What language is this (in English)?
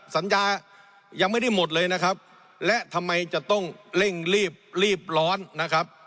Thai